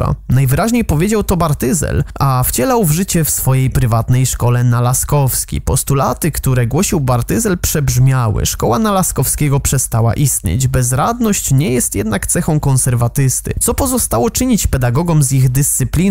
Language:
Polish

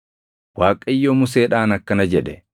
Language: Oromo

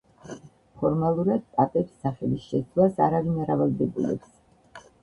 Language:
Georgian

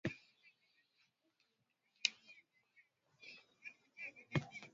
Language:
Swahili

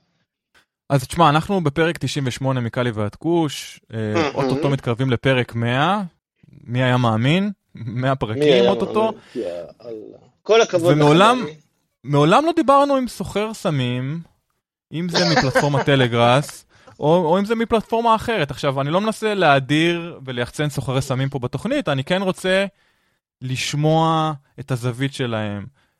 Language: Hebrew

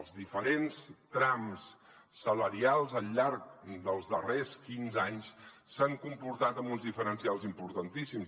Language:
Catalan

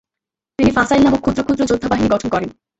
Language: Bangla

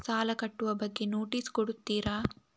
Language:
Kannada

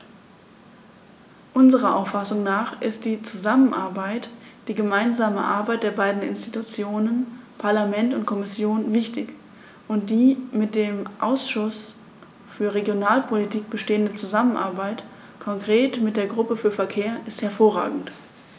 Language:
German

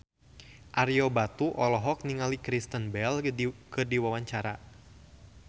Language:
Sundanese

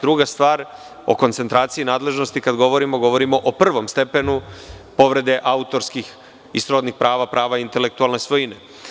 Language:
Serbian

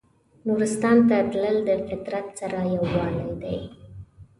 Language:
Pashto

